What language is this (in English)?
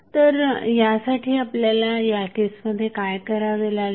Marathi